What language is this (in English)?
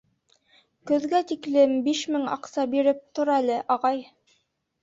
Bashkir